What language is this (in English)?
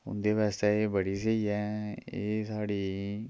Dogri